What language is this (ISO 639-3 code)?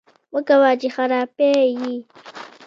pus